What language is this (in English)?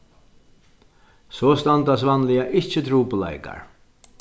Faroese